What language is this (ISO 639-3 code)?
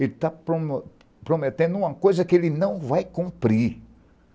por